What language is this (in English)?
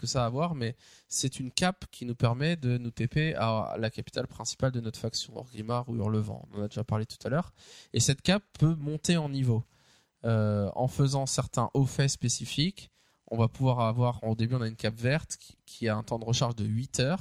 French